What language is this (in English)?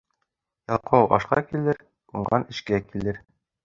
Bashkir